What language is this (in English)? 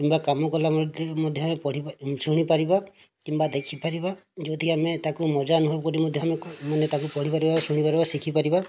Odia